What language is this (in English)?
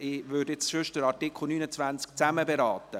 Swiss German